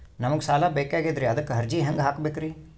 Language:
Kannada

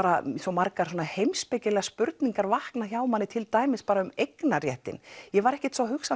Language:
Icelandic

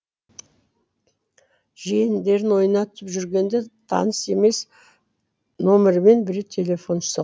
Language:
Kazakh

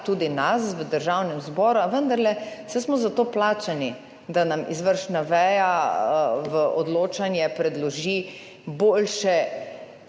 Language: Slovenian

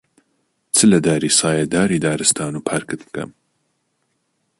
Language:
Central Kurdish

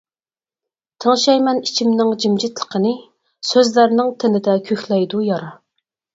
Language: Uyghur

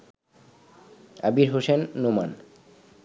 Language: Bangla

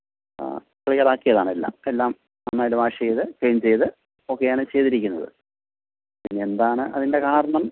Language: Malayalam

